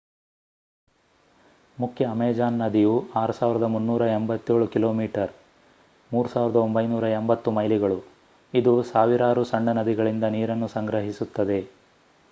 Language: Kannada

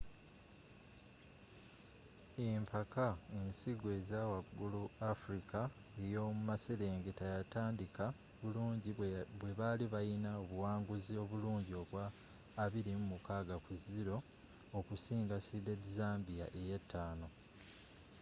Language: Ganda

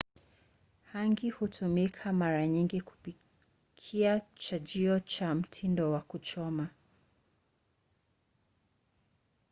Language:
Swahili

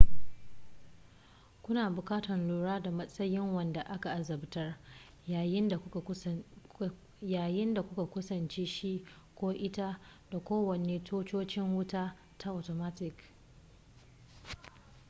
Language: Hausa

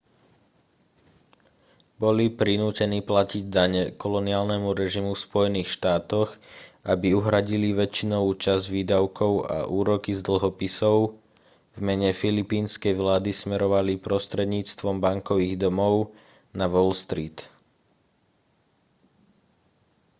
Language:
Slovak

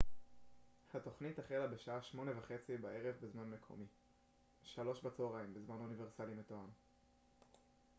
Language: Hebrew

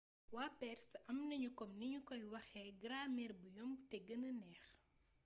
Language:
Wolof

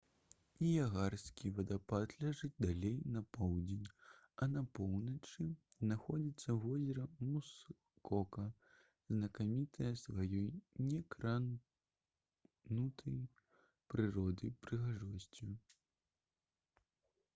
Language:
Belarusian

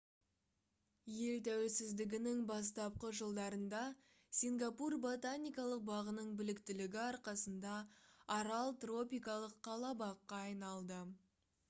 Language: Kazakh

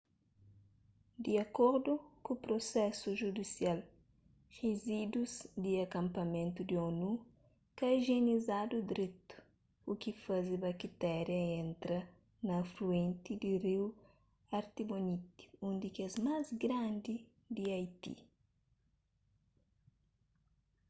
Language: Kabuverdianu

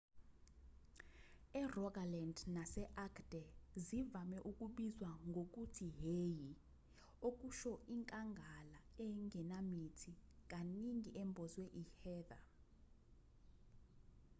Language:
Zulu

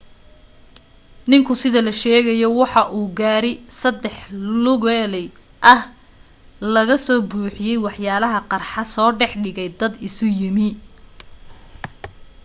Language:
Somali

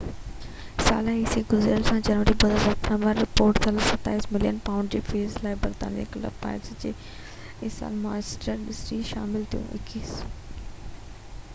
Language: Sindhi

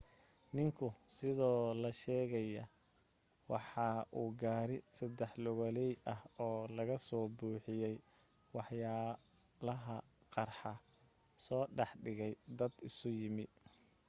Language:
Somali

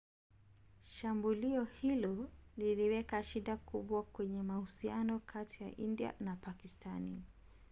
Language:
Swahili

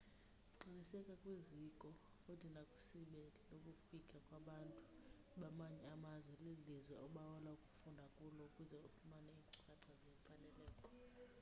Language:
Xhosa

